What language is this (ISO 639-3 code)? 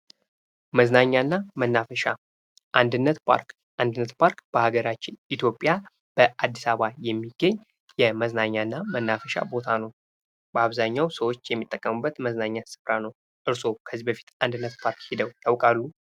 amh